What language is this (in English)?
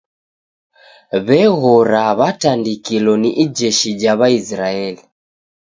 Taita